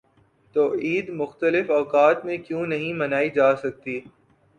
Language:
Urdu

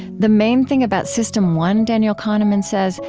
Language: English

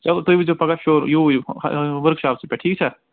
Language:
Kashmiri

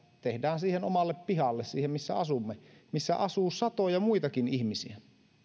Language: Finnish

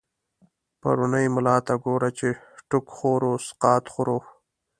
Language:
Pashto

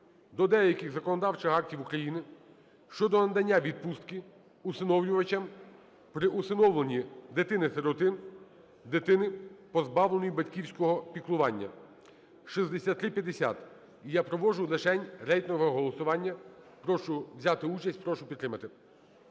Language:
Ukrainian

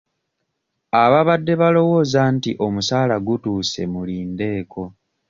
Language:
Ganda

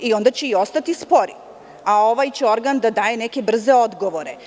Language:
Serbian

